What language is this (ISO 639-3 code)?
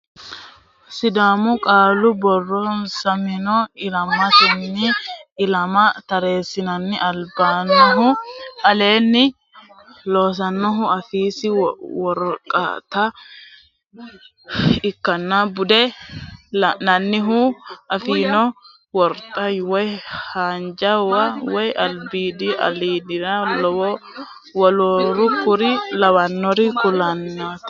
sid